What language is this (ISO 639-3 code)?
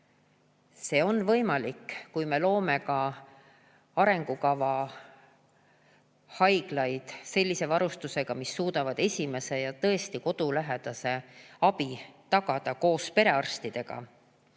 est